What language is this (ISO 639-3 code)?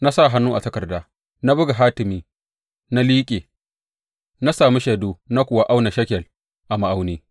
hau